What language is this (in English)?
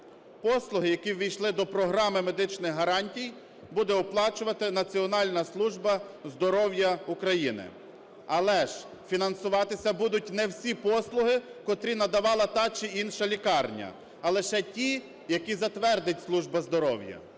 Ukrainian